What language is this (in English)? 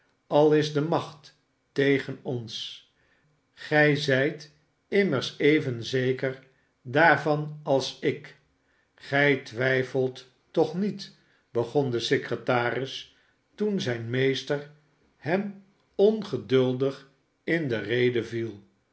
Dutch